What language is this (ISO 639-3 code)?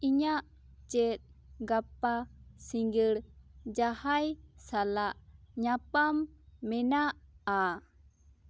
sat